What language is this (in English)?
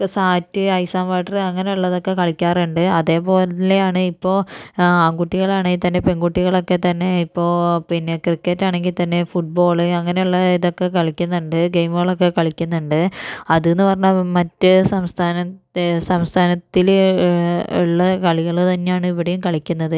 Malayalam